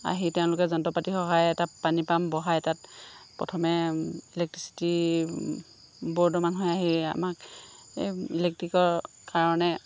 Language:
Assamese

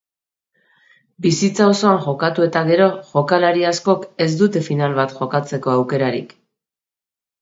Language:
Basque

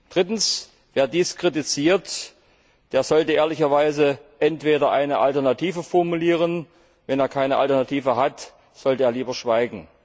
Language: German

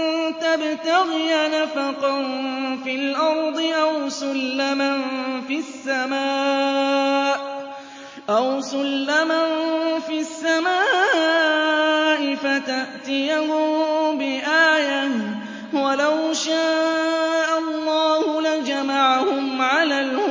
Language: Arabic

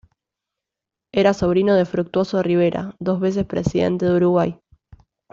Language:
Spanish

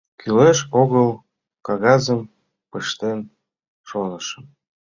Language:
Mari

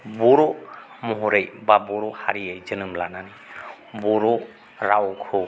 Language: Bodo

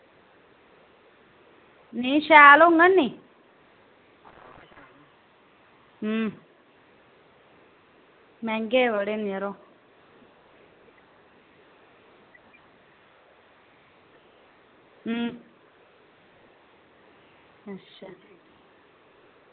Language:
Dogri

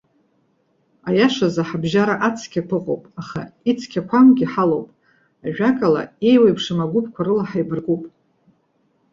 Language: Abkhazian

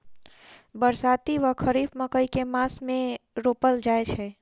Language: Maithili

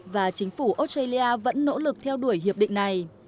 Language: Vietnamese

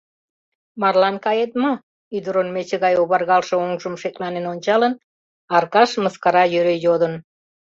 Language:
Mari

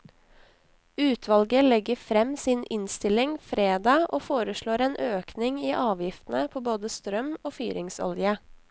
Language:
Norwegian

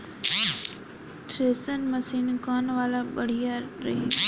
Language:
Bhojpuri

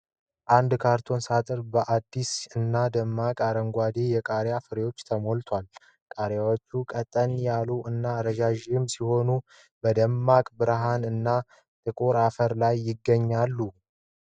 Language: Amharic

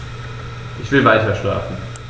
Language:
German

